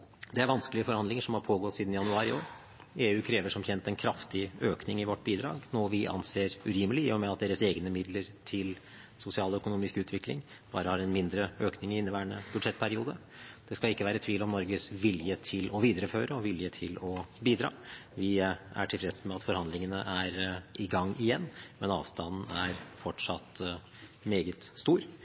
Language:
Norwegian Bokmål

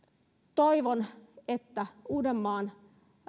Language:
Finnish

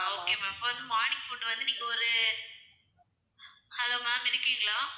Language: Tamil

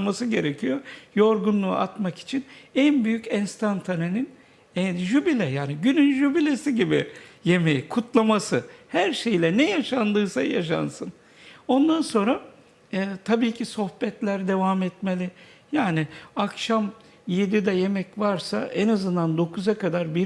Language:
Turkish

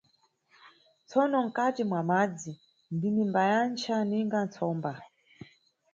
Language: Nyungwe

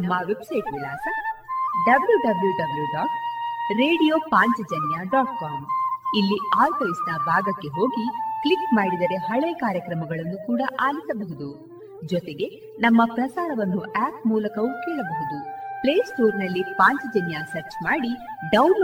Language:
Kannada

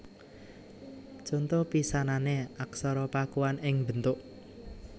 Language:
Javanese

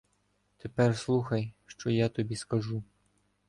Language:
Ukrainian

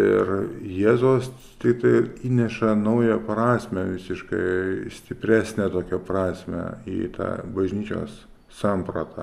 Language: Lithuanian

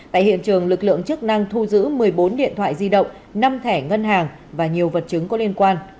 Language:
Vietnamese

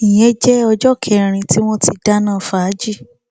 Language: Yoruba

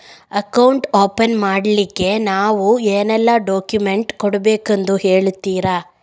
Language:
Kannada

